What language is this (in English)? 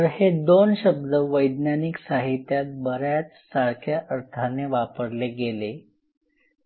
Marathi